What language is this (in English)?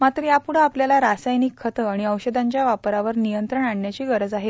Marathi